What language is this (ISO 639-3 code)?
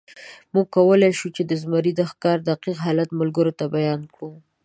pus